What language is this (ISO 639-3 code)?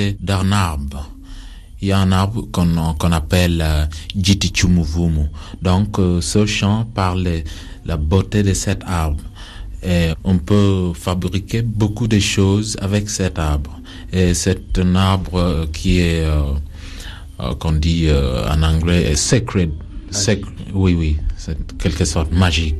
fra